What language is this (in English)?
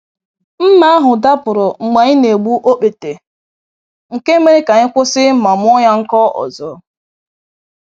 Igbo